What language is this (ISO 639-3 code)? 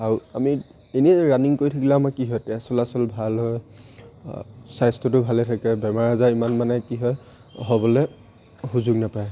asm